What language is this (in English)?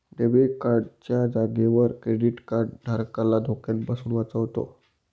Marathi